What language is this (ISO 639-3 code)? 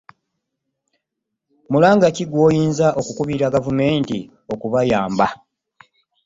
lug